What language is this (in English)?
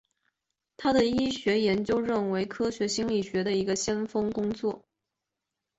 Chinese